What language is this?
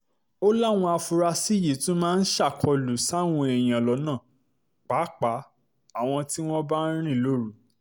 Yoruba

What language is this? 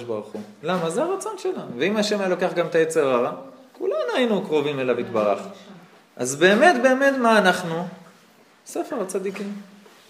Hebrew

